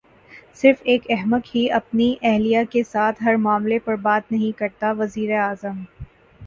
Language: Urdu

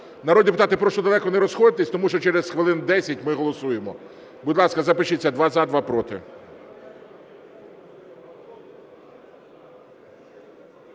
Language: Ukrainian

